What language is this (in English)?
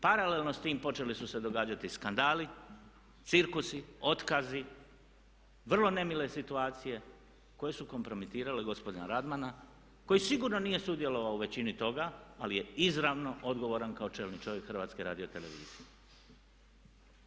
Croatian